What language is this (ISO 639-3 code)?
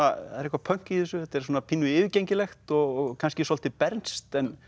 isl